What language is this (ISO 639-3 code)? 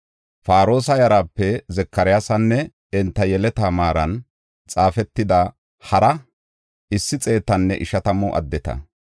gof